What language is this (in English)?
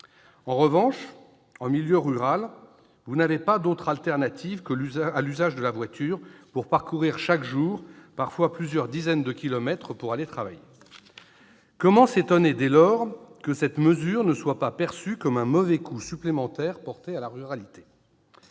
French